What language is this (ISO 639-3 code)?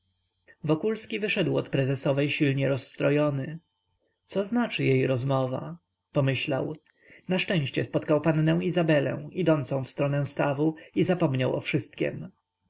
pol